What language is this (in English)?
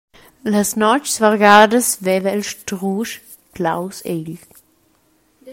Romansh